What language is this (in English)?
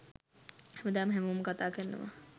Sinhala